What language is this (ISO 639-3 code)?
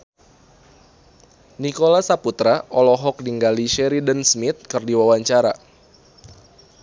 sun